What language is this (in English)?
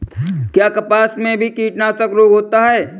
Hindi